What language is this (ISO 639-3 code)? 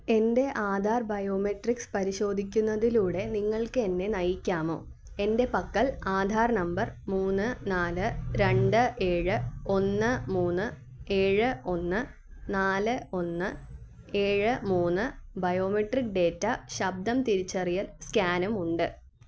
mal